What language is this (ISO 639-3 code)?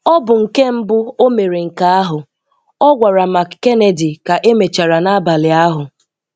ibo